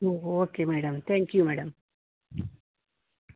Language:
Kannada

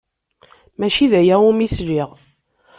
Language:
Kabyle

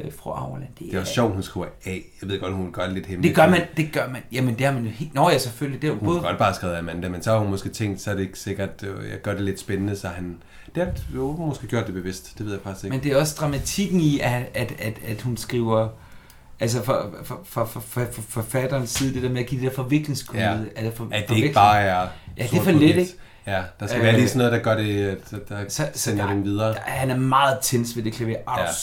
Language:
Danish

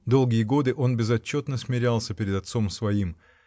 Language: Russian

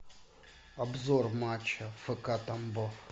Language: Russian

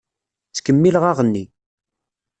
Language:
Kabyle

